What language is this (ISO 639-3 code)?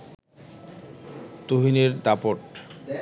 ben